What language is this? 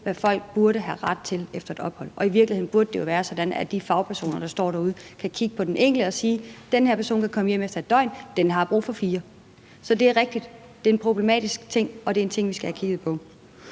Danish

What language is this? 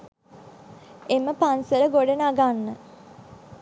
Sinhala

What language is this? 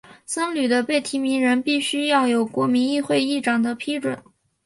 Chinese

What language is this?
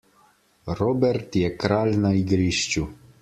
Slovenian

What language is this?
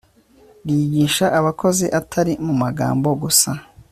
Kinyarwanda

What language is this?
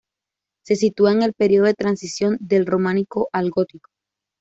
Spanish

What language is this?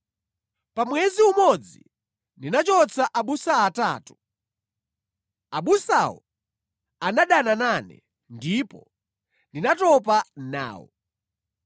Nyanja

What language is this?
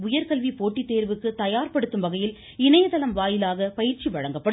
Tamil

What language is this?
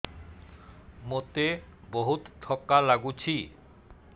Odia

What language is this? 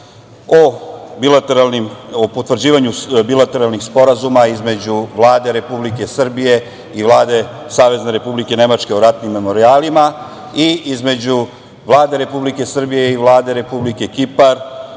Serbian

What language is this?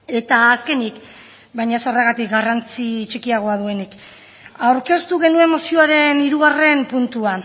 Basque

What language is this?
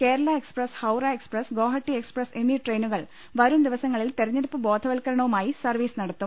Malayalam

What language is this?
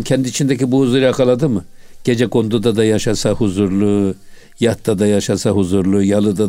Turkish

